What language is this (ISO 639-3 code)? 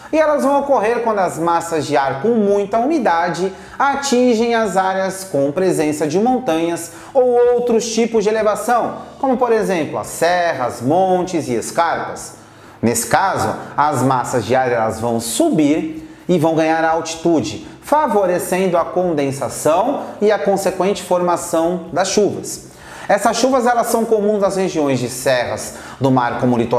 por